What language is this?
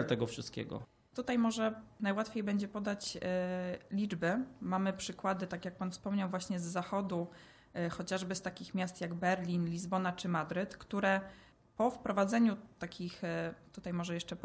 Polish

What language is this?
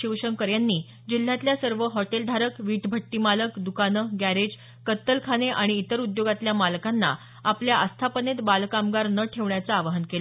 Marathi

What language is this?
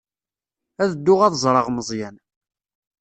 Kabyle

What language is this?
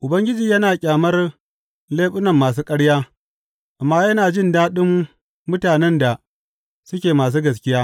Hausa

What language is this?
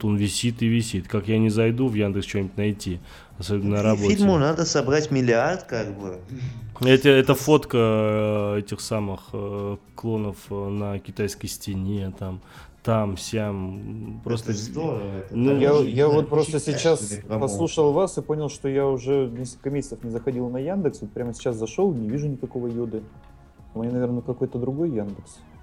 Russian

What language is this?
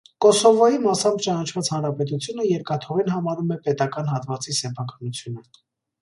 Armenian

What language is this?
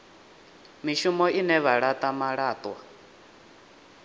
Venda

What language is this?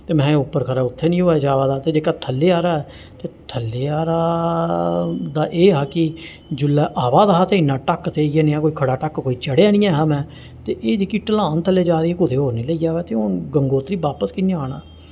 Dogri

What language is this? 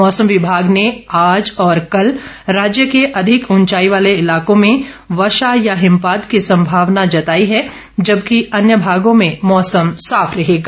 Hindi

